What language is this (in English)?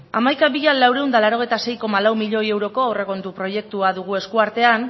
Basque